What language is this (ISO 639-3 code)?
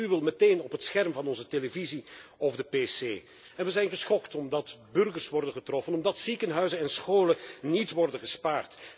nld